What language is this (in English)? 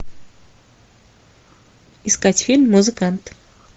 Russian